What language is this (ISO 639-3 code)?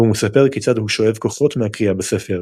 heb